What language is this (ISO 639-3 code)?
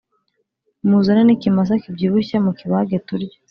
kin